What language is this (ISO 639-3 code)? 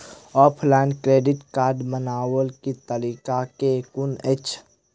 mai